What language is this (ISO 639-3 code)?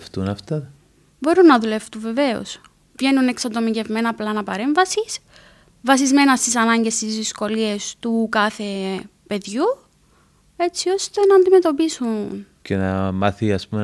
ell